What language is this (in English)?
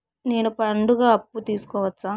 Telugu